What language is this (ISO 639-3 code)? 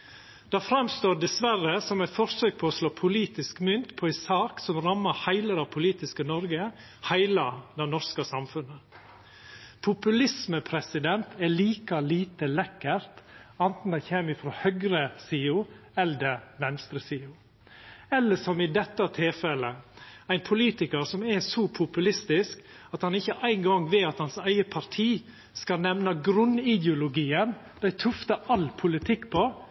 nno